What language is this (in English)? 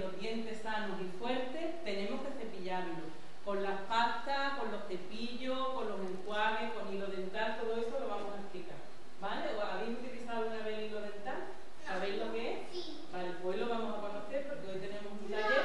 Spanish